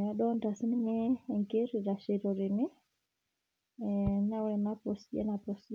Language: Masai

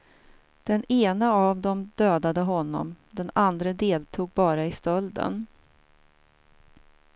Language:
Swedish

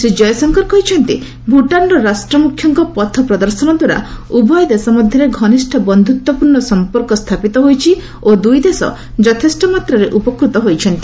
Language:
Odia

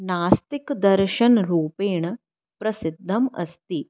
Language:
Sanskrit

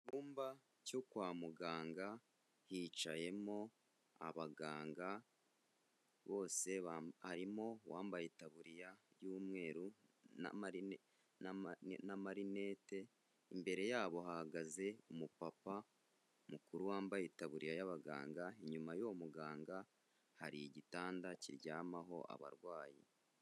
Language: Kinyarwanda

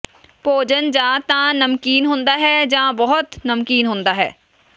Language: Punjabi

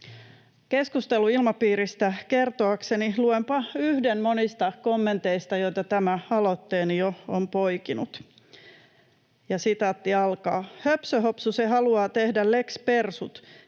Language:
Finnish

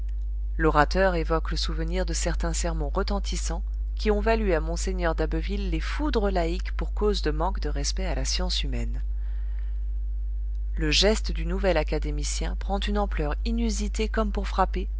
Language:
French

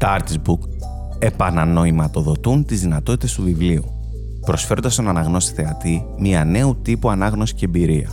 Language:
Greek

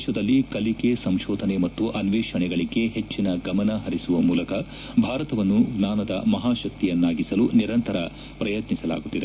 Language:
Kannada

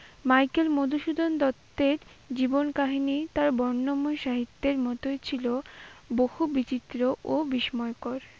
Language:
Bangla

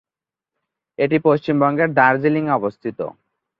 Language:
Bangla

